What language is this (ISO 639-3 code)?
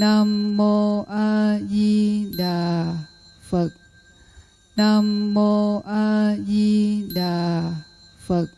vie